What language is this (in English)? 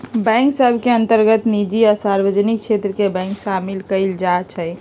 Magahi